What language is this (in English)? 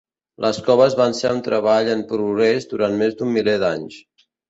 Catalan